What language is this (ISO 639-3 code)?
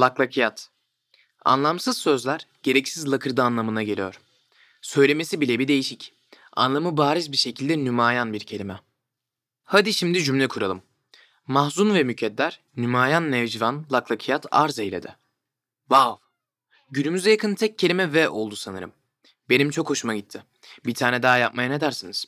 tur